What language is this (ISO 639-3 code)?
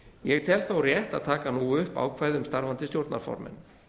isl